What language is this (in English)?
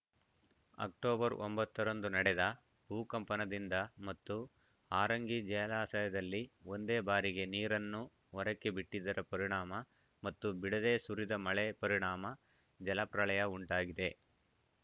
Kannada